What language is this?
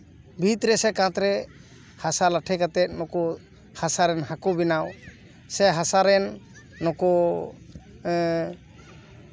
Santali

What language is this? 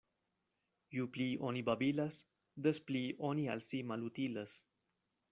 Esperanto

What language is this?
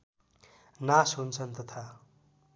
Nepali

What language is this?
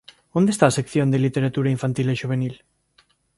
Galician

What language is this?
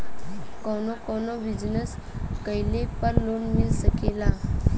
Bhojpuri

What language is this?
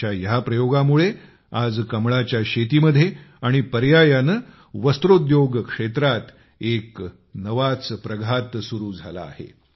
Marathi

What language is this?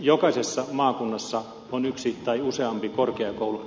Finnish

